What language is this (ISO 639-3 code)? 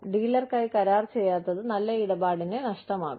mal